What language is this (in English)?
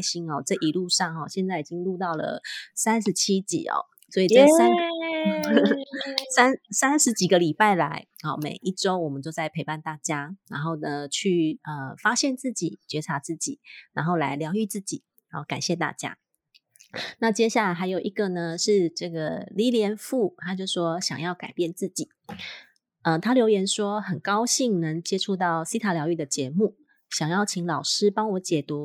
Chinese